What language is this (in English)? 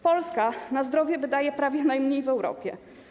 Polish